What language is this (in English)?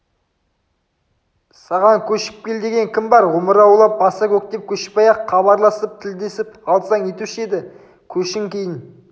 Kazakh